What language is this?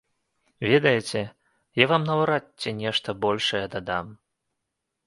Belarusian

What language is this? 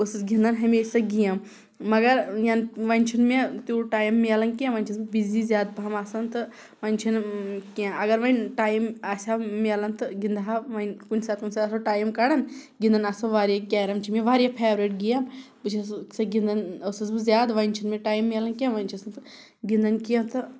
Kashmiri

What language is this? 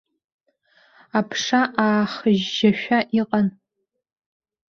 Abkhazian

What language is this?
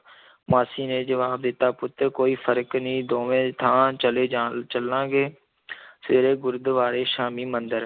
Punjabi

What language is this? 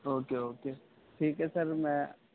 Urdu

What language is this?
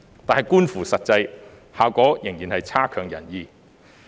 Cantonese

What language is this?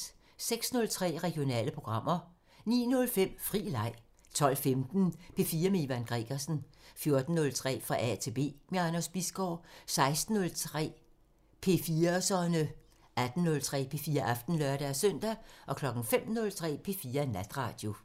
Danish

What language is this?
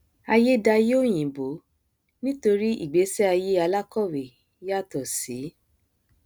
Yoruba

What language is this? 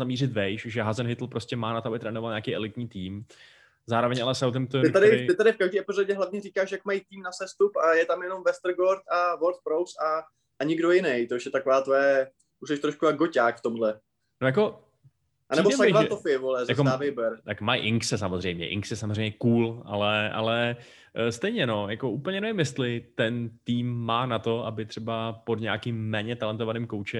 Czech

